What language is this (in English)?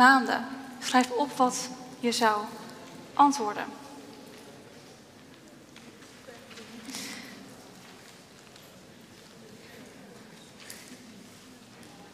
Dutch